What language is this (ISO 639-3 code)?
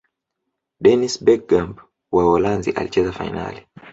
swa